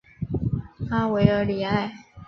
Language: Chinese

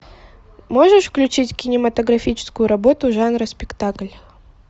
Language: Russian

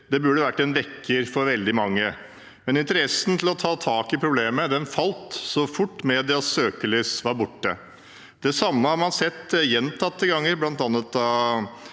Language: Norwegian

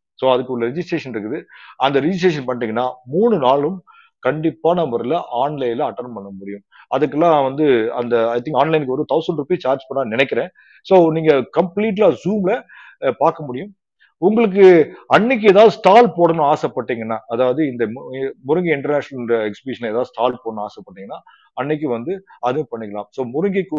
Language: Tamil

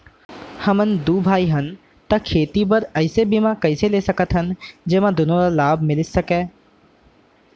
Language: Chhattisgarhi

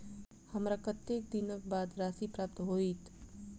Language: Maithili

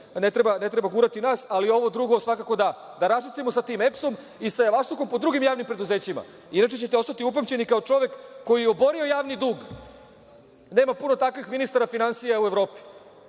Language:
Serbian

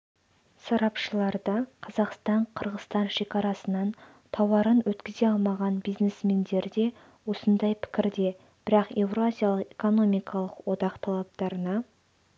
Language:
Kazakh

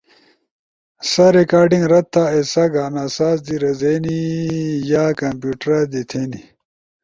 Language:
Ushojo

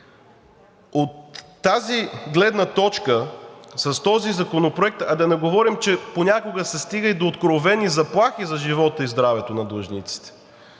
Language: Bulgarian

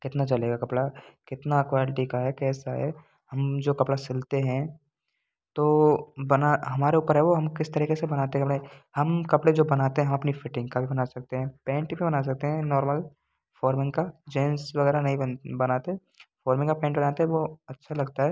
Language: Hindi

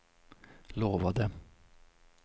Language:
Swedish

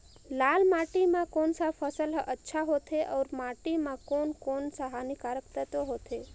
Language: Chhattisgarhi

